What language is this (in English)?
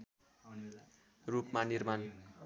Nepali